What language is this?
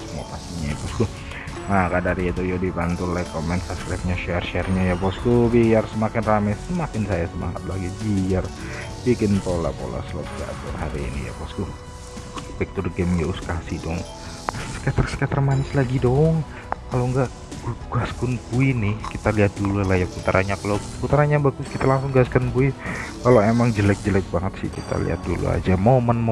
Indonesian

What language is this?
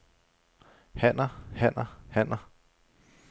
Danish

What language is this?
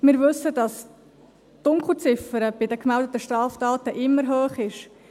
Swiss German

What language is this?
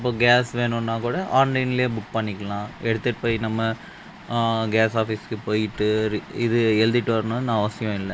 Tamil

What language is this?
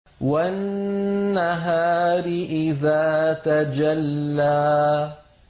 Arabic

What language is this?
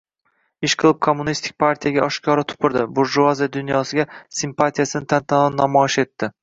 Uzbek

